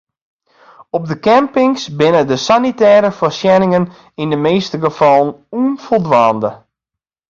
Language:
Western Frisian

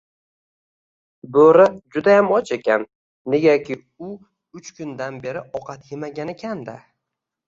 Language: Uzbek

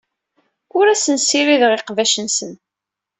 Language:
Kabyle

